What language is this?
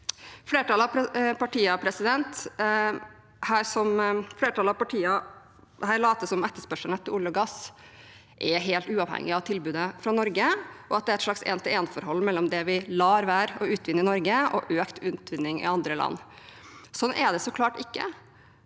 Norwegian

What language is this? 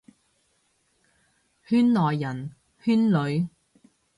Cantonese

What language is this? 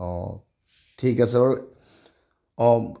Assamese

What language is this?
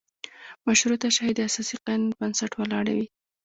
Pashto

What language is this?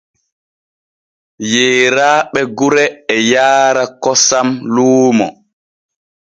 Borgu Fulfulde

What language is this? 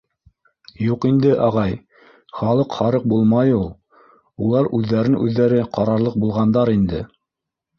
Bashkir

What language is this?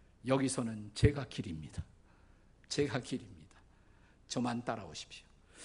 Korean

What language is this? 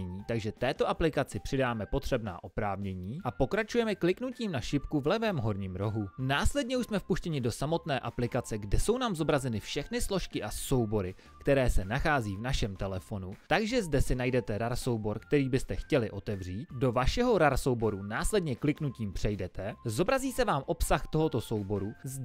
Czech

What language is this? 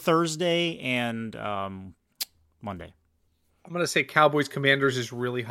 English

